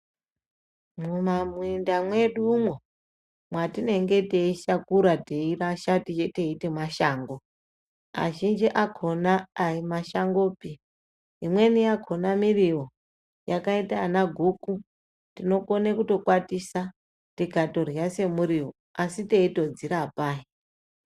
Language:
Ndau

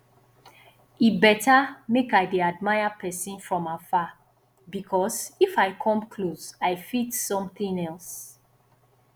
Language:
Nigerian Pidgin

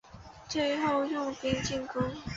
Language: Chinese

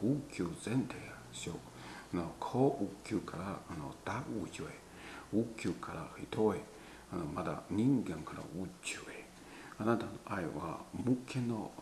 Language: Japanese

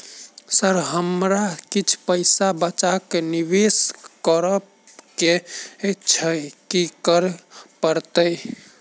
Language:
Maithili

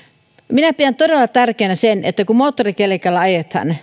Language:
Finnish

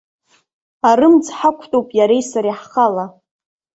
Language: Abkhazian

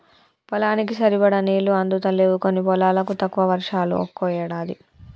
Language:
Telugu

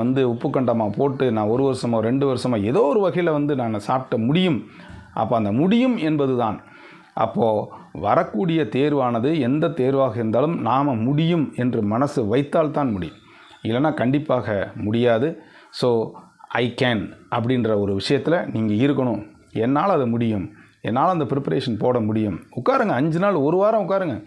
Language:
Tamil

